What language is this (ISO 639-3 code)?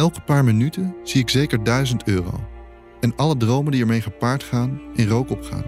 nld